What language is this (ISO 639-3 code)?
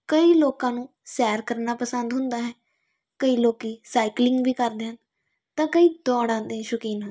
pan